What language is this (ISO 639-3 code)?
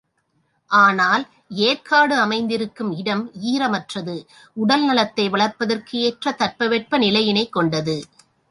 tam